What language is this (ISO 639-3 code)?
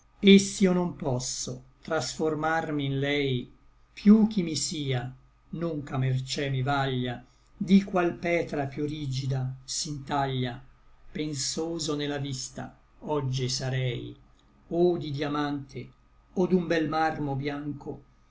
ita